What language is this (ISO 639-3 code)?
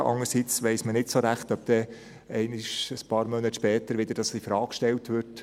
gsw